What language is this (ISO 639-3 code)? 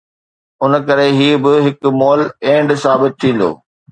snd